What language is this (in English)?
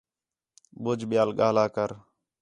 Khetrani